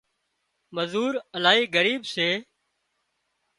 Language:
Wadiyara Koli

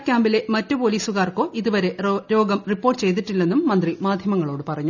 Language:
Malayalam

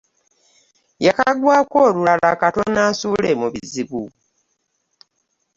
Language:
Ganda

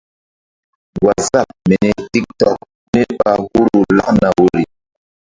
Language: Mbum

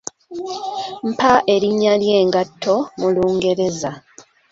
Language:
Ganda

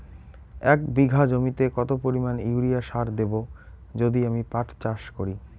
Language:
Bangla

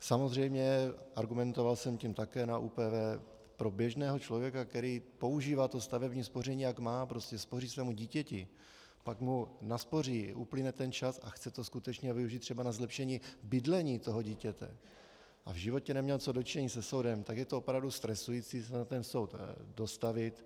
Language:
Czech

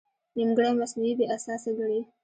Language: Pashto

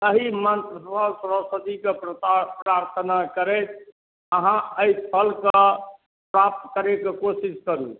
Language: Maithili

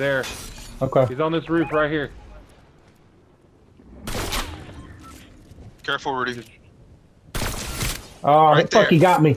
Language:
English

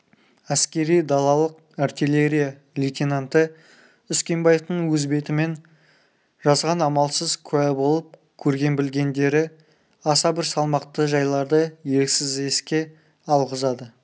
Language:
Kazakh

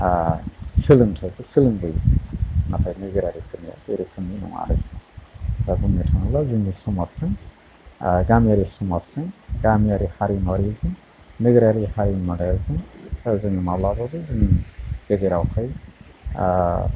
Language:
Bodo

